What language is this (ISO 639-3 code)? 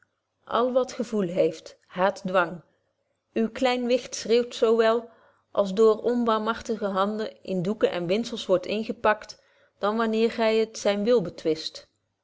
nld